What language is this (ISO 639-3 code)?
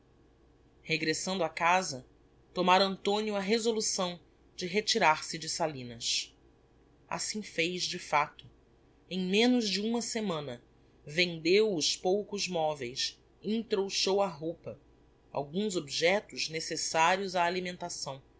por